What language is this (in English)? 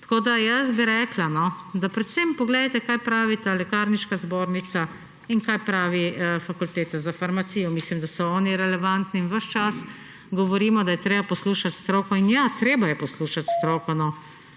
Slovenian